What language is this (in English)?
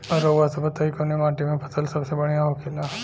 Bhojpuri